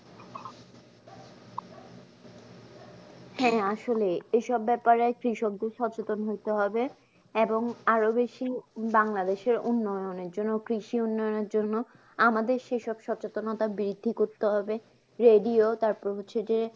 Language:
Bangla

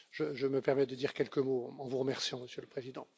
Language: French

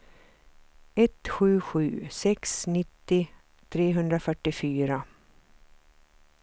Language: Swedish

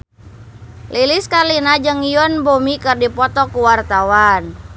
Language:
Sundanese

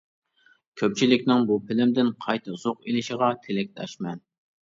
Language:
Uyghur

